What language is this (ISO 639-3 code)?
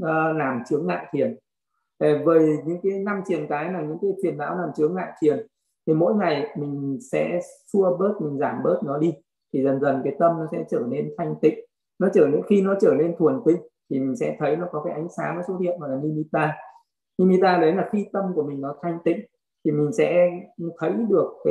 vie